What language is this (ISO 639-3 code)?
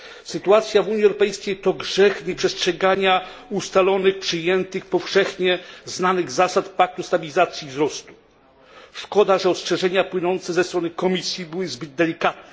pol